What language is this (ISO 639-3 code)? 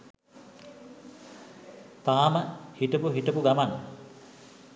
sin